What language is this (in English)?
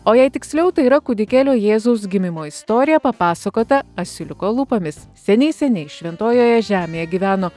Lithuanian